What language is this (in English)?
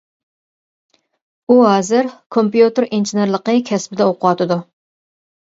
Uyghur